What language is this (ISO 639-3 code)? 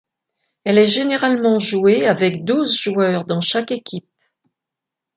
fra